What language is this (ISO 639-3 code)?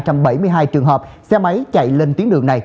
vie